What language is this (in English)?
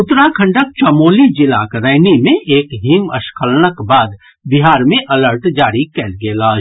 Maithili